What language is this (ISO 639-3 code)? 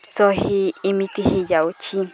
ori